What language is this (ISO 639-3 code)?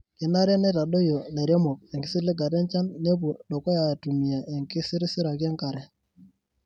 mas